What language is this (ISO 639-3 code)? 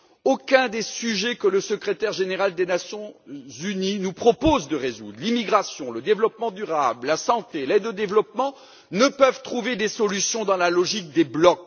fra